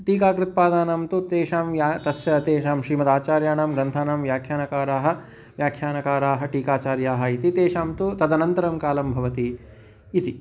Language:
Sanskrit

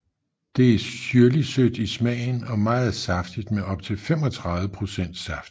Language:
Danish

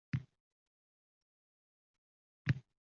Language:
Uzbek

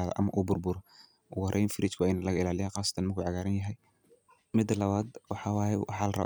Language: Somali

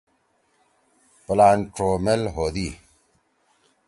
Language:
Torwali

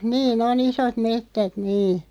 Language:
Finnish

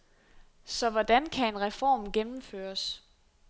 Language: Danish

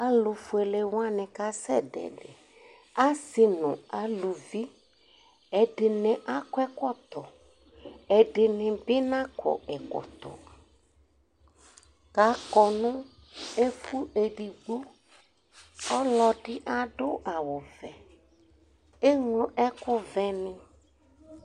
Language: Ikposo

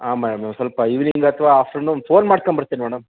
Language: Kannada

